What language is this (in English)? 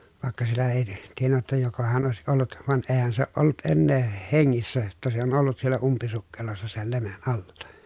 Finnish